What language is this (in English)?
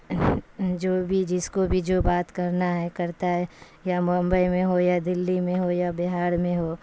Urdu